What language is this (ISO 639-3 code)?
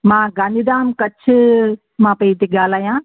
snd